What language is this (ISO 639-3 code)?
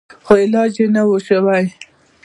pus